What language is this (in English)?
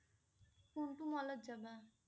Assamese